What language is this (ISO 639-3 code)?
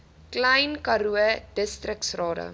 afr